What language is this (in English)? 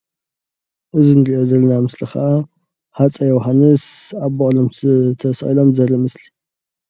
Tigrinya